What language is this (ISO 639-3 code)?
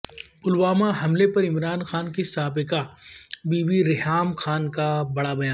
urd